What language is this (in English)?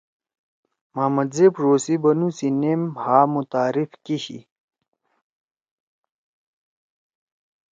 Torwali